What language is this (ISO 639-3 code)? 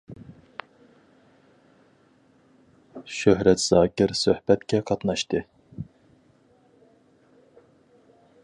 uig